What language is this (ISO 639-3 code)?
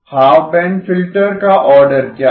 hin